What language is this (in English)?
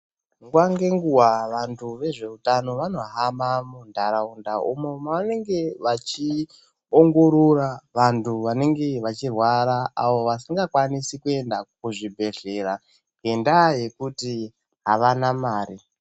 Ndau